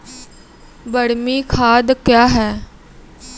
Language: Maithili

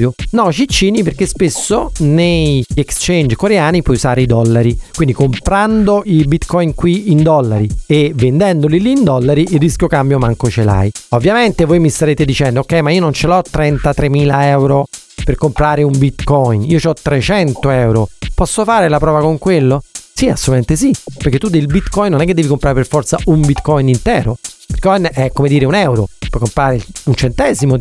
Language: Italian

